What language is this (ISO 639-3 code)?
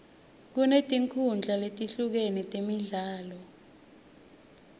ssw